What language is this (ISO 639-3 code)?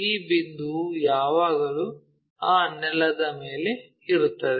kan